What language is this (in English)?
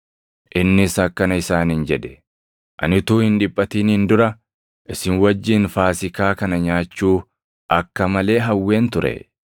Oromo